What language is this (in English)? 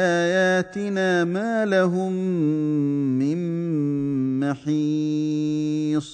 Arabic